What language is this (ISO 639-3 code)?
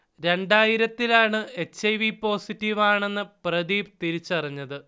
mal